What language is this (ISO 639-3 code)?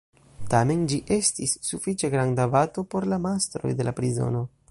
epo